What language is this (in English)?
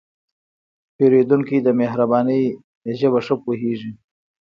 Pashto